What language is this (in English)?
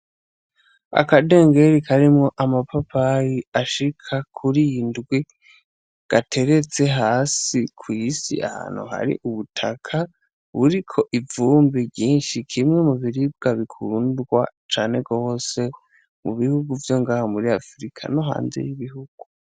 Rundi